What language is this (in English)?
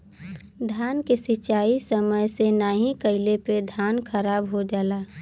Bhojpuri